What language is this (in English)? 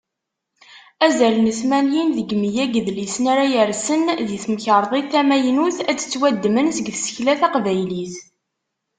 Kabyle